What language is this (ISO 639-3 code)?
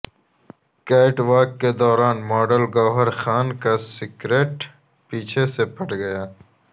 urd